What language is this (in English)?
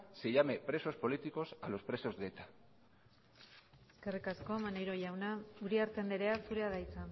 Basque